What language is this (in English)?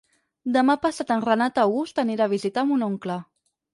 Catalan